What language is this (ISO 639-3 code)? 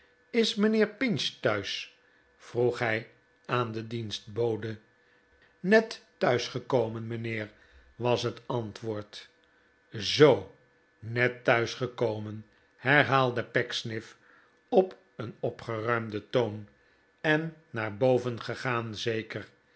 nld